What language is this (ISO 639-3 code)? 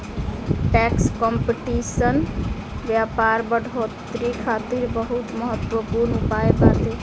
bho